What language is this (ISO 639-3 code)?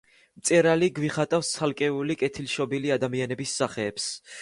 kat